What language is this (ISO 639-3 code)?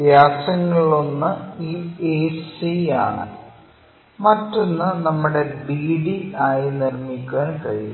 mal